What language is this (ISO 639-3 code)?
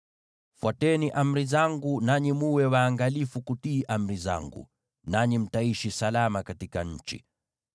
swa